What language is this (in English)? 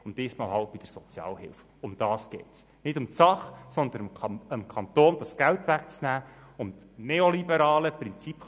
Swiss German